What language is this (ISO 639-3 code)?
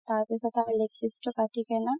asm